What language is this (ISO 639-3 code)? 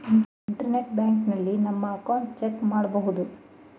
kan